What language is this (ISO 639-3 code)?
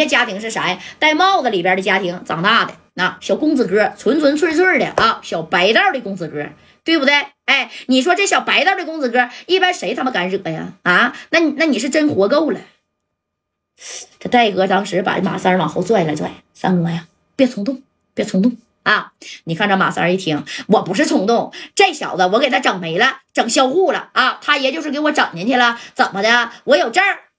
zho